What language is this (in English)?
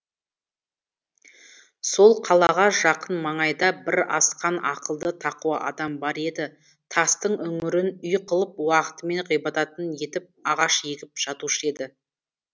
Kazakh